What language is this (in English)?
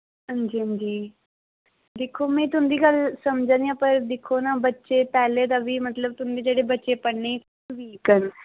Dogri